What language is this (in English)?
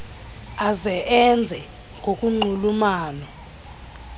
Xhosa